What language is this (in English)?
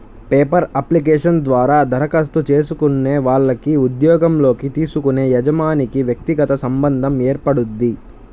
Telugu